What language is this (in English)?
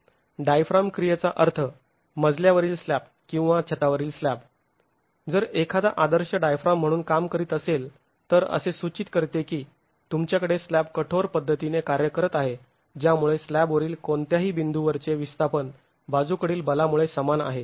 Marathi